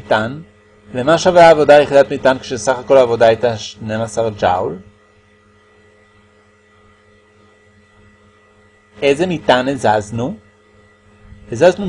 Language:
Hebrew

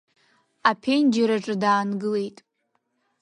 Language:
Abkhazian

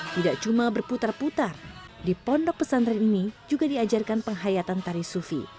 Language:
Indonesian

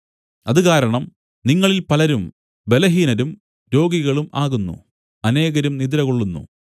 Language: Malayalam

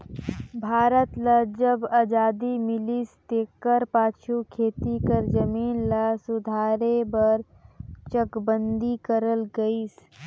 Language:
Chhattisgarhi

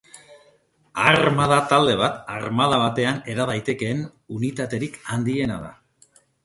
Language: Basque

